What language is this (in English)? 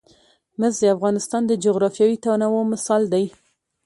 Pashto